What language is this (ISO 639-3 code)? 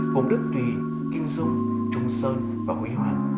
vie